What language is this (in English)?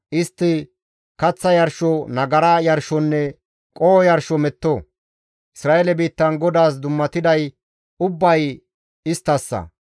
Gamo